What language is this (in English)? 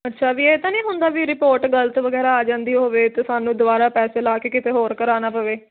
Punjabi